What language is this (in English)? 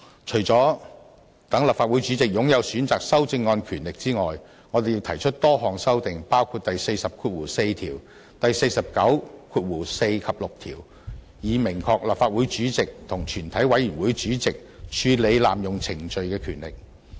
Cantonese